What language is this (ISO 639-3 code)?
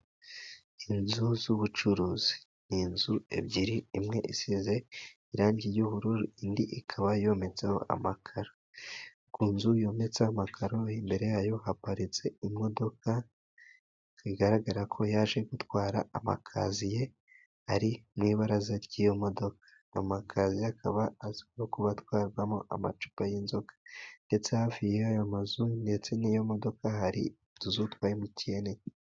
kin